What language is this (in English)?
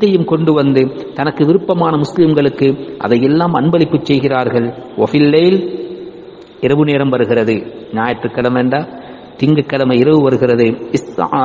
Arabic